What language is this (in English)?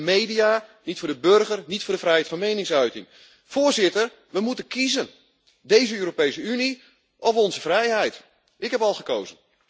Dutch